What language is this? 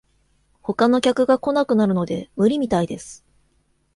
Japanese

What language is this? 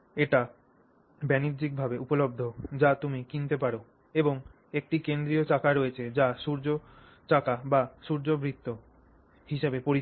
Bangla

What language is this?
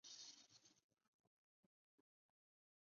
Chinese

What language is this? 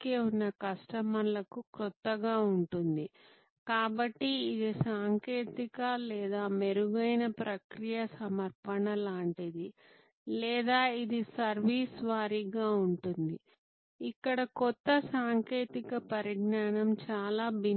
Telugu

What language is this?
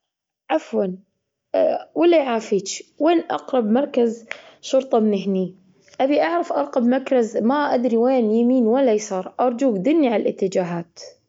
Gulf Arabic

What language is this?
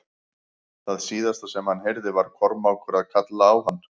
Icelandic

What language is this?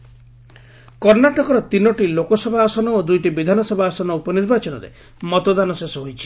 Odia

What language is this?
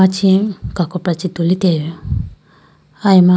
Idu-Mishmi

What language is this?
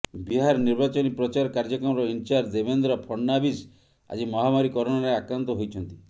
Odia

